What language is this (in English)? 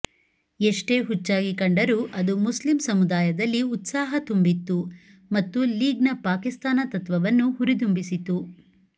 Kannada